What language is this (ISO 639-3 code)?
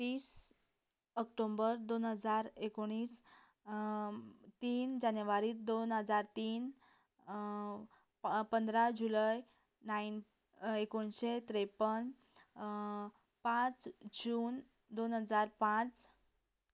kok